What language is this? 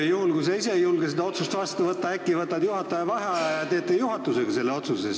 Estonian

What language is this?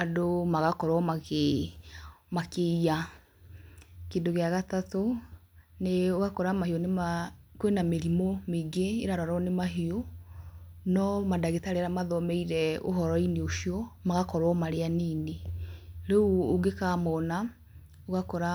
Kikuyu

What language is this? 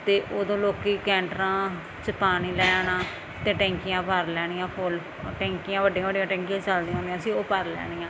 Punjabi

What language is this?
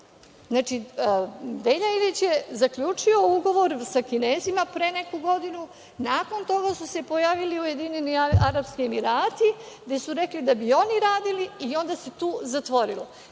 Serbian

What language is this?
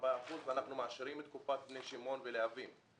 Hebrew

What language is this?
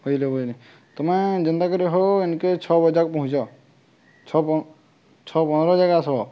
Odia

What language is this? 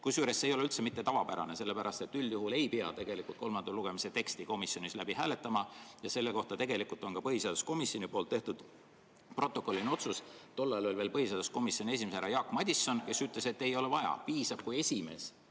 Estonian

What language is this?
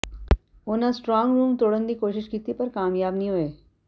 Punjabi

